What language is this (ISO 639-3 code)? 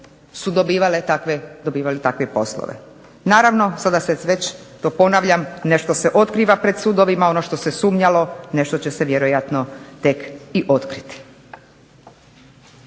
hrv